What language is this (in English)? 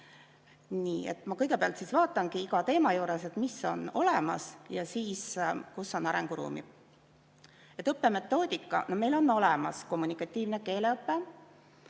Estonian